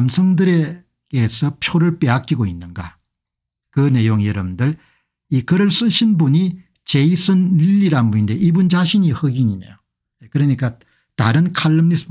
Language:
Korean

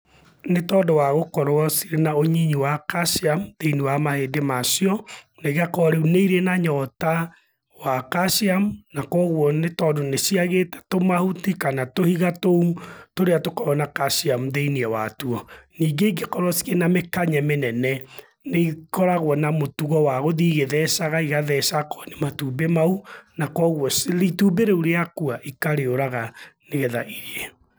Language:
Kikuyu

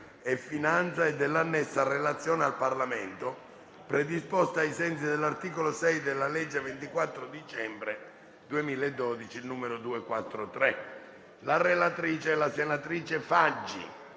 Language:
Italian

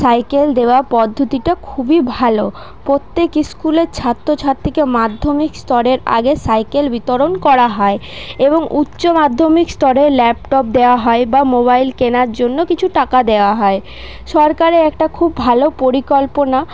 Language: Bangla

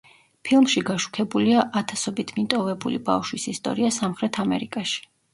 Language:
Georgian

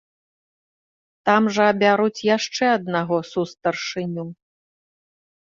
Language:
Belarusian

